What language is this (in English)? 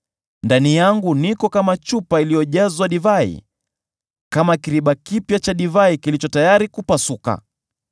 Swahili